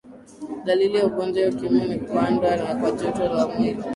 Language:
Swahili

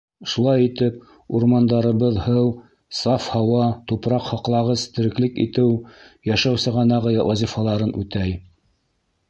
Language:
Bashkir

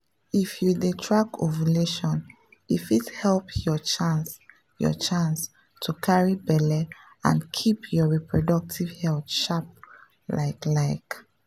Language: Nigerian Pidgin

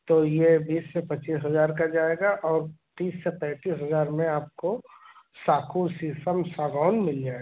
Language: Hindi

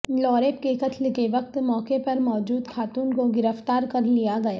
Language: Urdu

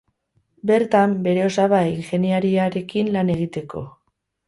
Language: Basque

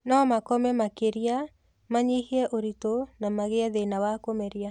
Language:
Kikuyu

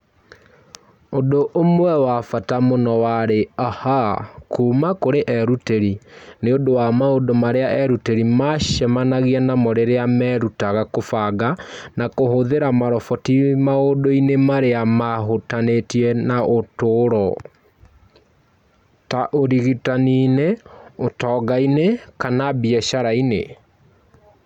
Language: Kikuyu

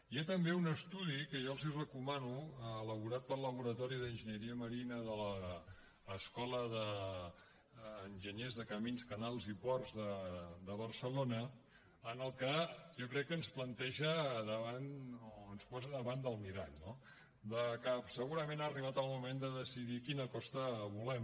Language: Catalan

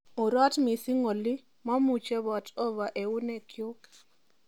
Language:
Kalenjin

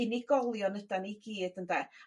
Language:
Welsh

